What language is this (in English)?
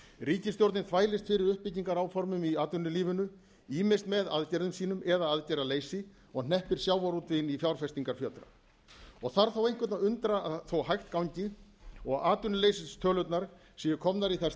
Icelandic